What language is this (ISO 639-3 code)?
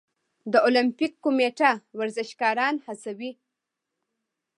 pus